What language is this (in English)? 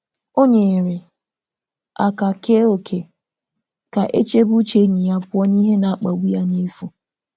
Igbo